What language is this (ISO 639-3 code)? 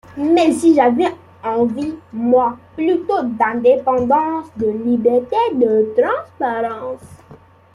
fra